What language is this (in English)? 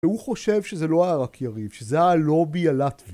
Hebrew